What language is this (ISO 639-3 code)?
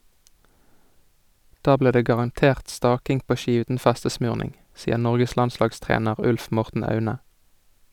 nor